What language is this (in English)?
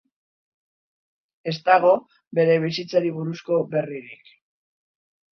Basque